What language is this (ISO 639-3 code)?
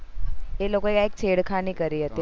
guj